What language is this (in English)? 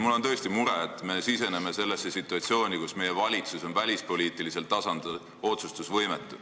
Estonian